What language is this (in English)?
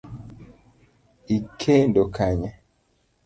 Luo (Kenya and Tanzania)